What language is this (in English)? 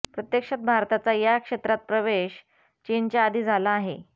Marathi